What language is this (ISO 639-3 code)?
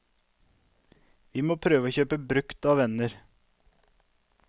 nor